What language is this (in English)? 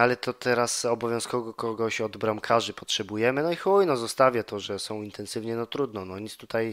Polish